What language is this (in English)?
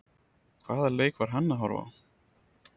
Icelandic